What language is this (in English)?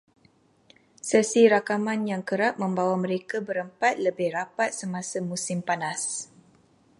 Malay